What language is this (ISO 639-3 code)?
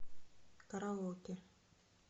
rus